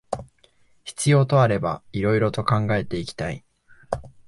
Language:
Japanese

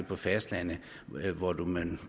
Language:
Danish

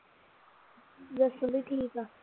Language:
Punjabi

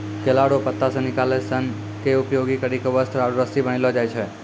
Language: Maithili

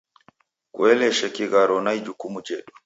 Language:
Taita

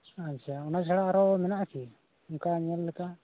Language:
Santali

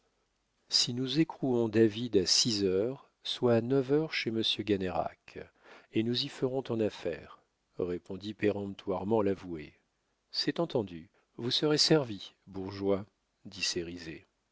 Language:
French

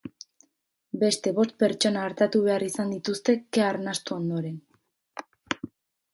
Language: Basque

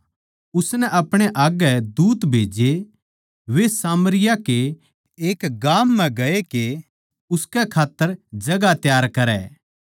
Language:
Haryanvi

